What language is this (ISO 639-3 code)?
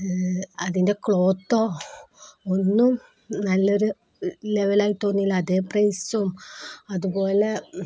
mal